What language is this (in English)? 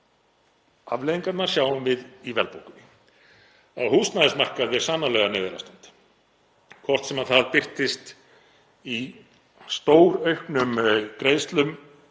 Icelandic